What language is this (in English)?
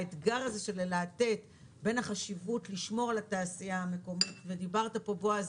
Hebrew